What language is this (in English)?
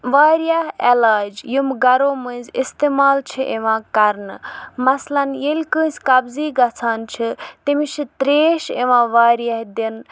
Kashmiri